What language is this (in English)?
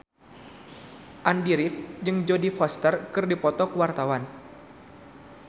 Sundanese